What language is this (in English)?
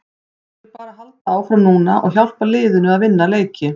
Icelandic